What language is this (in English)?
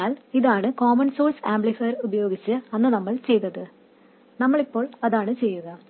Malayalam